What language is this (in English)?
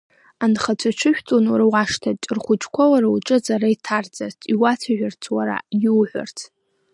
Abkhazian